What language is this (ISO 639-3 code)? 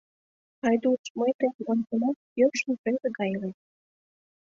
chm